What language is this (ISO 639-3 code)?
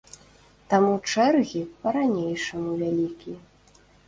bel